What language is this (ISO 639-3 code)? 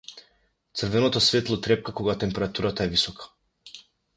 mkd